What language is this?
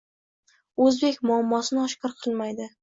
Uzbek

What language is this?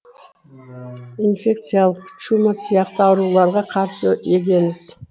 Kazakh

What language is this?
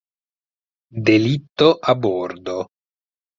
Italian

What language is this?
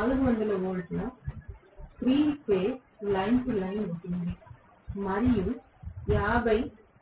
Telugu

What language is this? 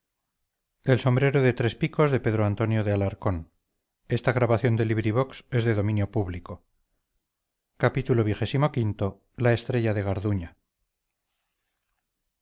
Spanish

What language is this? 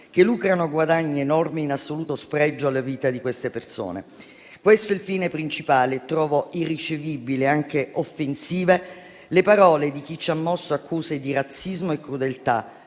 Italian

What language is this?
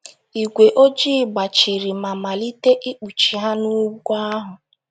Igbo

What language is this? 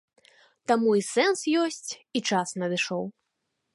Belarusian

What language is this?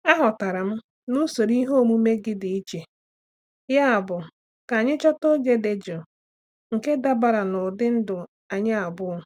Igbo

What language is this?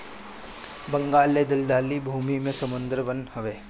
Bhojpuri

